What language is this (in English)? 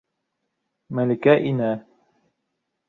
Bashkir